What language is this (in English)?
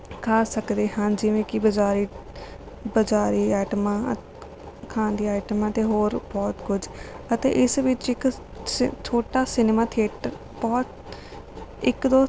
Punjabi